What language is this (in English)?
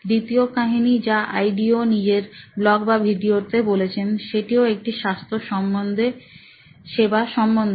Bangla